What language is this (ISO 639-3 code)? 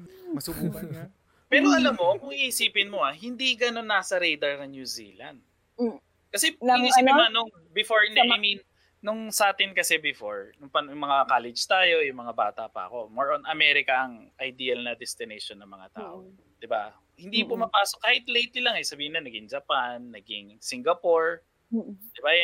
fil